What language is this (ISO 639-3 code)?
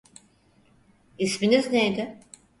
tur